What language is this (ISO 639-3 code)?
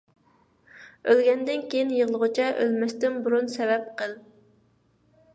uig